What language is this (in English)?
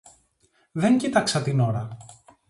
Greek